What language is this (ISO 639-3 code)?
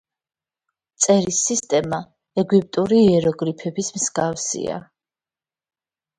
kat